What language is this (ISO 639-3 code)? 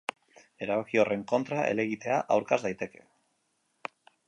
eus